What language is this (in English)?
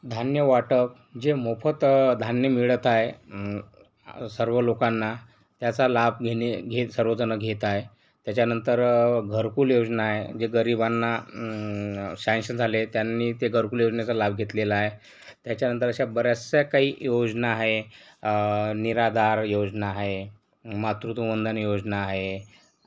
Marathi